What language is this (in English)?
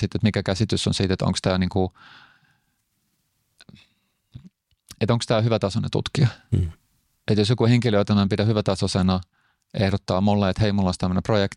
Finnish